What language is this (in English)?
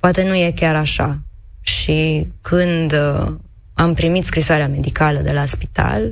Romanian